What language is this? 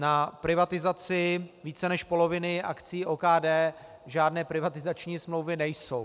Czech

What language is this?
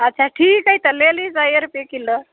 Maithili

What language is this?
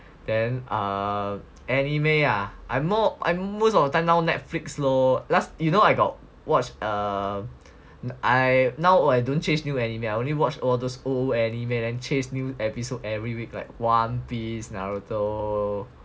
English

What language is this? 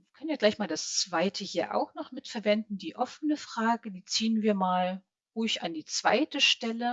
German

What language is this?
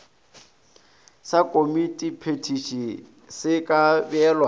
Northern Sotho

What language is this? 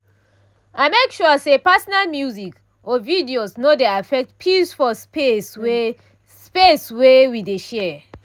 Nigerian Pidgin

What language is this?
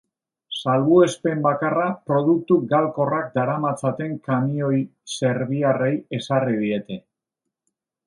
Basque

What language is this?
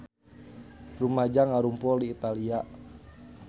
Sundanese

